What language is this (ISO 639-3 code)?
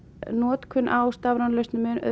isl